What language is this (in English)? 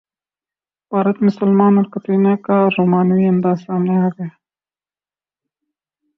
Urdu